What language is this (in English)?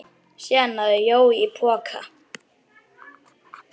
Icelandic